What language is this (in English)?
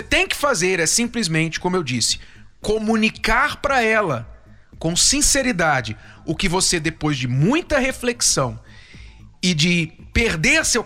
Portuguese